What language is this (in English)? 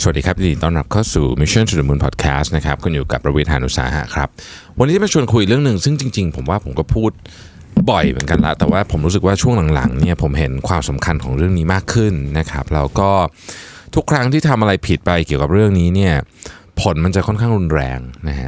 Thai